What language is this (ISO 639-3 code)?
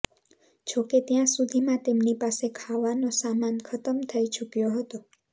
guj